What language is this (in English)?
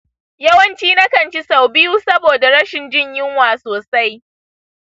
Hausa